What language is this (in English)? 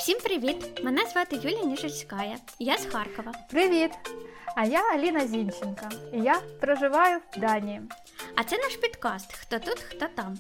Ukrainian